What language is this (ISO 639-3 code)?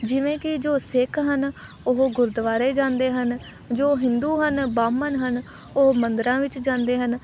pan